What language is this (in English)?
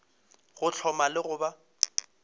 Northern Sotho